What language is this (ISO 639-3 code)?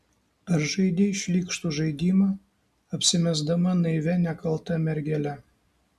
lit